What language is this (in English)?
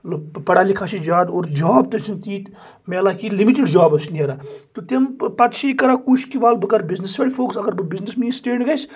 Kashmiri